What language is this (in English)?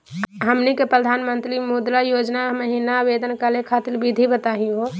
Magahi